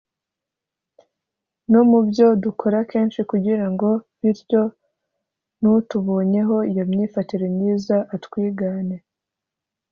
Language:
Kinyarwanda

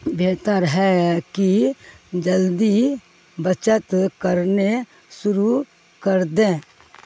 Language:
Urdu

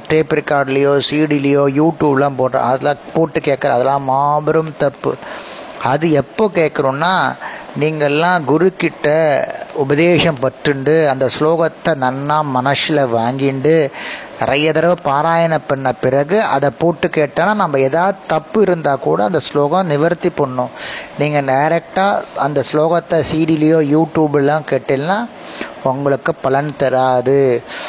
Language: Tamil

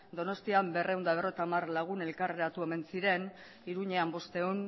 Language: Basque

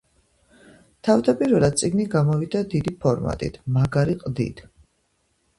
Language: Georgian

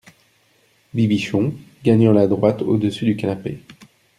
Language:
French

